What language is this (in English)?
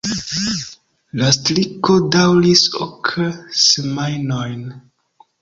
Esperanto